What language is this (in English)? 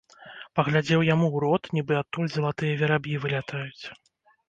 Belarusian